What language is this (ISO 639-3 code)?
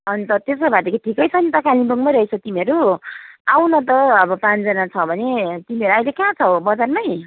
nep